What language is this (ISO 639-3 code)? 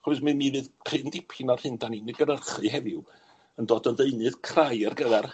cym